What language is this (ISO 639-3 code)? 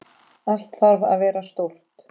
isl